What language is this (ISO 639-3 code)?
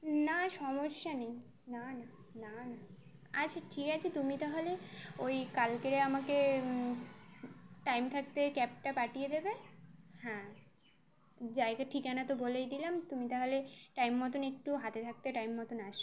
ben